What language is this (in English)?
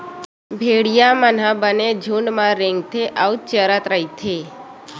Chhattisgarhi